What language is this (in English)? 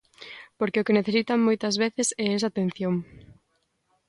Galician